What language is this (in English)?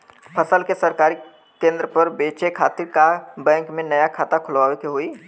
Bhojpuri